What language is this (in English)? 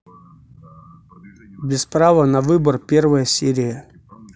Russian